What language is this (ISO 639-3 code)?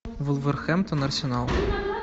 rus